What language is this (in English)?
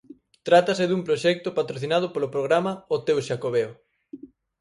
Galician